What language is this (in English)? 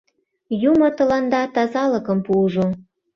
Mari